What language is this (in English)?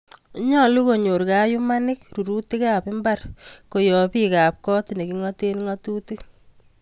Kalenjin